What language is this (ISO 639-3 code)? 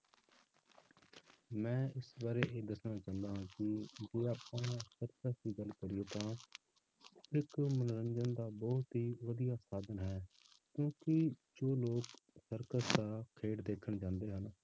pan